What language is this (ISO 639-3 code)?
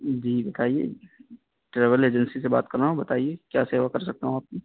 urd